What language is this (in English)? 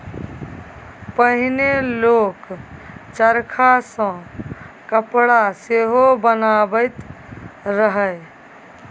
Maithili